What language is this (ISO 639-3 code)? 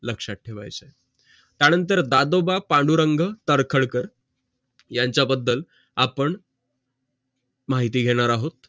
mar